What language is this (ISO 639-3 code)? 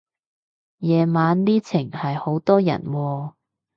yue